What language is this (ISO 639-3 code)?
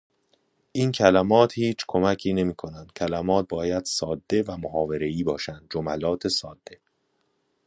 fas